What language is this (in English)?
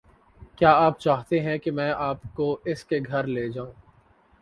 Urdu